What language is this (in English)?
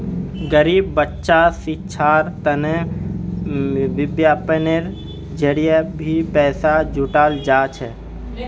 Magahi